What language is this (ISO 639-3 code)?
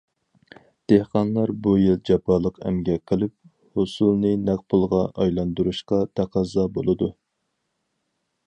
uig